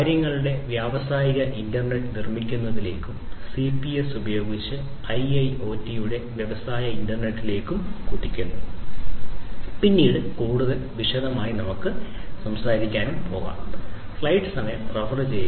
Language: Malayalam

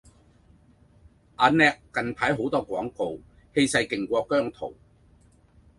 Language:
Cantonese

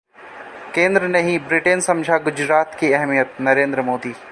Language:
Hindi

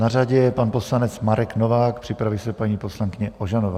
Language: Czech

